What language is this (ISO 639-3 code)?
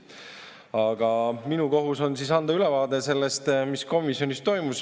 est